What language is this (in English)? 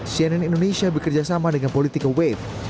Indonesian